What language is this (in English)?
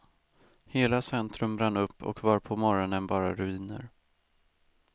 Swedish